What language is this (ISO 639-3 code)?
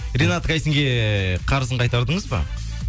kaz